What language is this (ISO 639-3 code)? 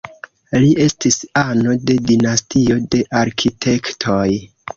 epo